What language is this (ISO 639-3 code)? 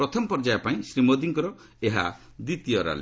ori